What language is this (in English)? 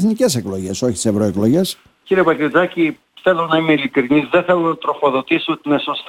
Greek